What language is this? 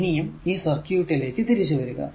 Malayalam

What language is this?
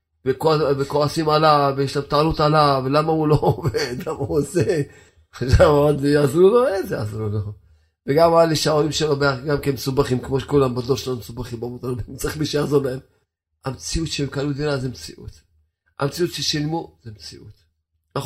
Hebrew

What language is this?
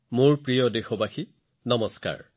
Assamese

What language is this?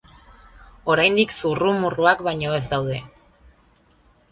Basque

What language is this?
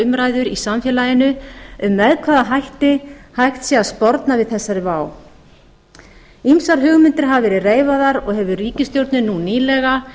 Icelandic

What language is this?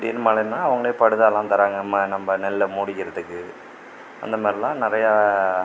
Tamil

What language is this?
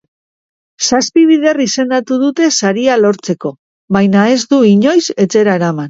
Basque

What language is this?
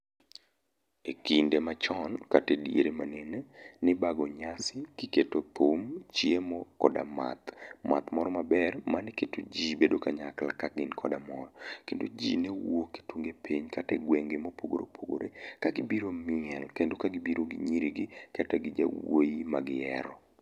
Luo (Kenya and Tanzania)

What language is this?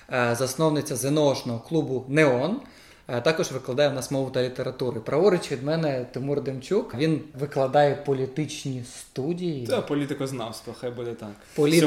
Ukrainian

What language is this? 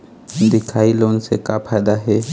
Chhattisgarhi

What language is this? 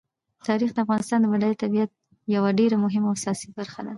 Pashto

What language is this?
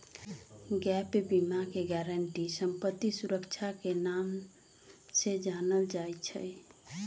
Magahi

